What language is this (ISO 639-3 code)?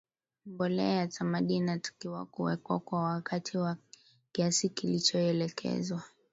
swa